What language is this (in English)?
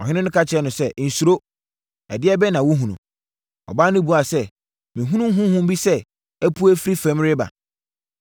Akan